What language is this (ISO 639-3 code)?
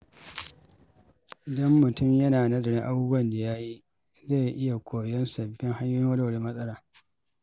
hau